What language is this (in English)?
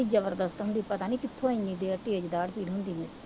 Punjabi